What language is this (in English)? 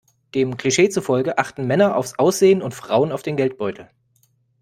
German